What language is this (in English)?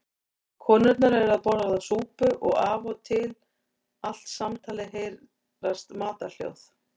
Icelandic